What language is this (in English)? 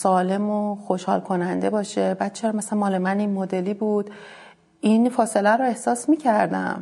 Persian